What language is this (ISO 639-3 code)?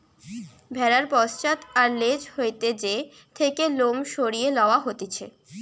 ben